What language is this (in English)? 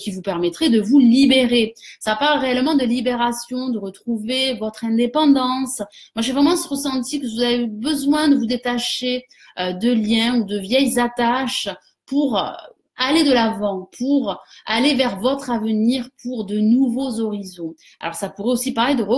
French